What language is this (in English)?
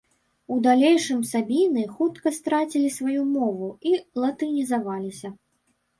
Belarusian